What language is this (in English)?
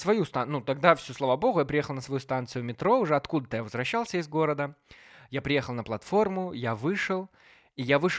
Russian